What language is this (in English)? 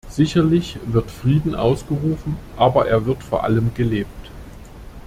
German